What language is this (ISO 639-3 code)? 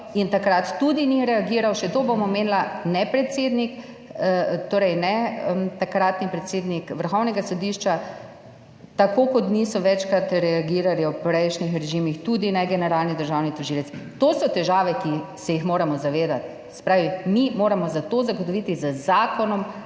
slv